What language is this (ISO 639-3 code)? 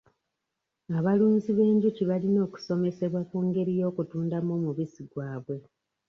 lug